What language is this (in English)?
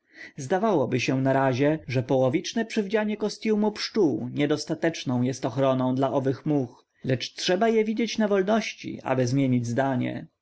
Polish